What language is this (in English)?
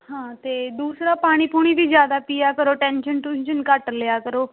Punjabi